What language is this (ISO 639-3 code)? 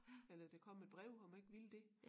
dan